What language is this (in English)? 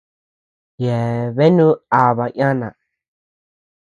Tepeuxila Cuicatec